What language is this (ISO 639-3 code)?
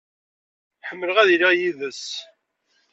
kab